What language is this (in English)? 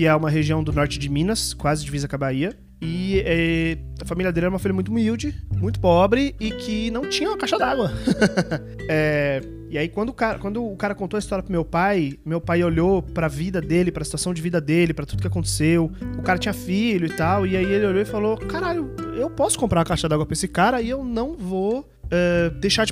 Portuguese